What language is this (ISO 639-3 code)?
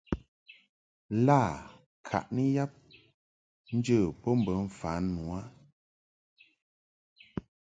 mhk